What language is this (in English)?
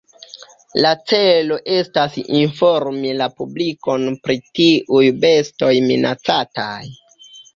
Esperanto